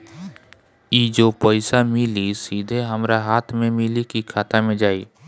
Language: Bhojpuri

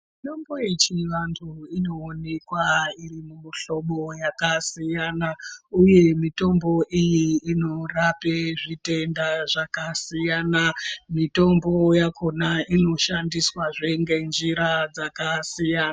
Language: Ndau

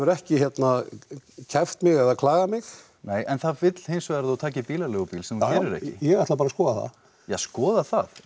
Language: Icelandic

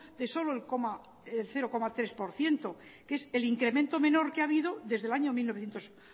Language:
Spanish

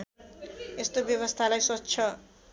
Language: Nepali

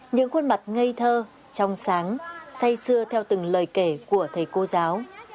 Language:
Vietnamese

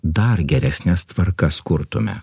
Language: Lithuanian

